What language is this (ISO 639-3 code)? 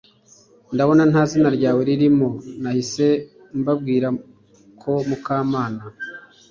kin